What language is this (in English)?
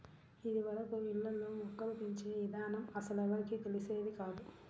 Telugu